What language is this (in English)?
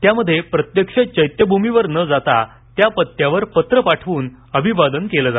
Marathi